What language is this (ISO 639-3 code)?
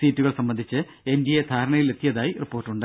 mal